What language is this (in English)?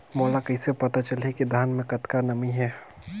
Chhattisgarhi